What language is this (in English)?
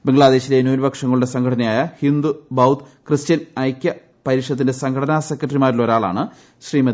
Malayalam